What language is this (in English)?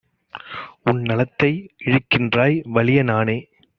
Tamil